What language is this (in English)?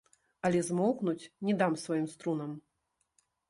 Belarusian